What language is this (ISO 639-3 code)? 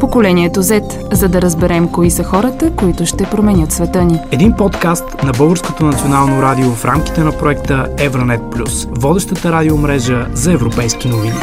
bul